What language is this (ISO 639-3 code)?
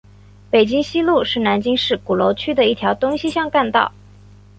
zho